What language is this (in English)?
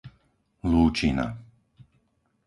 Slovak